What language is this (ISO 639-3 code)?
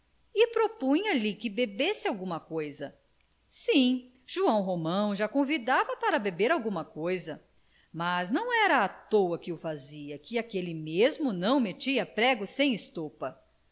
por